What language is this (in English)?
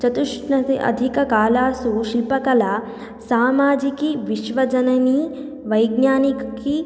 Sanskrit